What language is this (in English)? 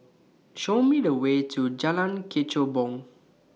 English